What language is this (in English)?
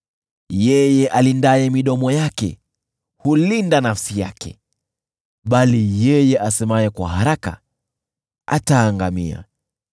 Swahili